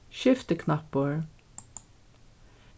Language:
Faroese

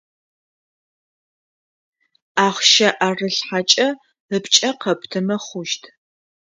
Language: Adyghe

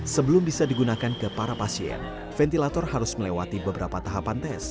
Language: Indonesian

